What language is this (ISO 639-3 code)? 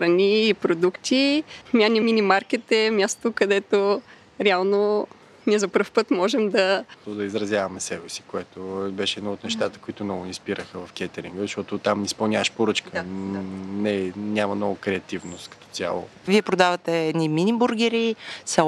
bul